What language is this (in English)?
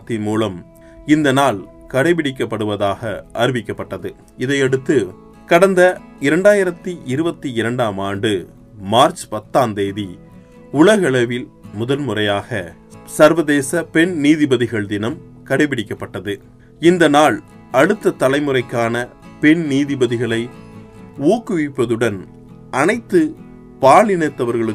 Tamil